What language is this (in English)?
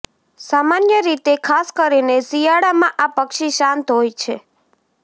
Gujarati